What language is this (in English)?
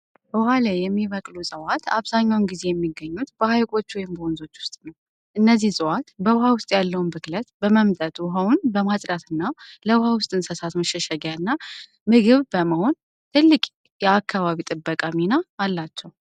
Amharic